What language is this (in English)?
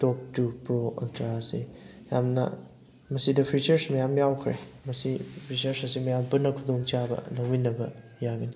Manipuri